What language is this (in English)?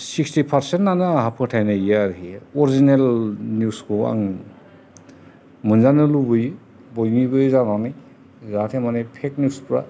Bodo